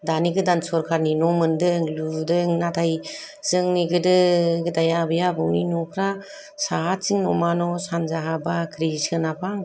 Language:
Bodo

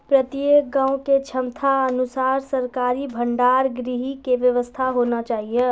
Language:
Maithili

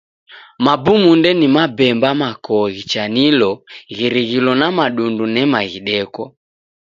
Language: Taita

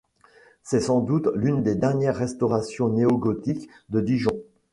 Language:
French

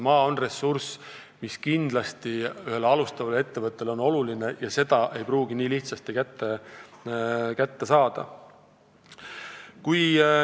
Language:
Estonian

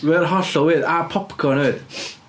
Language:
Welsh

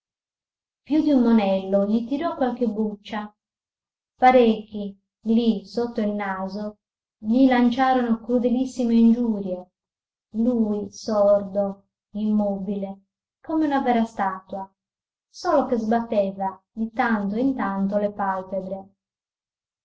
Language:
Italian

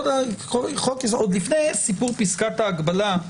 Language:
Hebrew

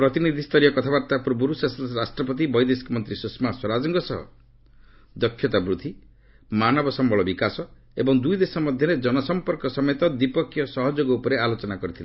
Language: Odia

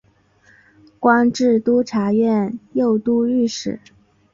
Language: Chinese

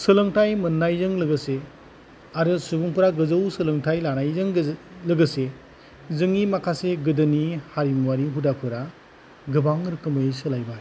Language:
Bodo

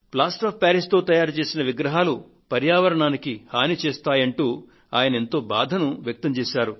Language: Telugu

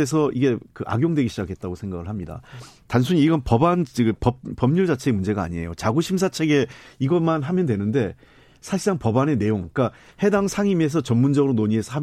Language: Korean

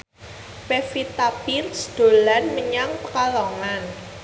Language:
Javanese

